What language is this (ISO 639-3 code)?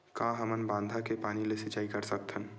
hne